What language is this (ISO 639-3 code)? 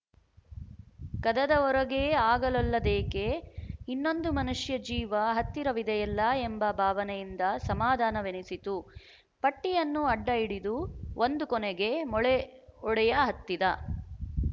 kan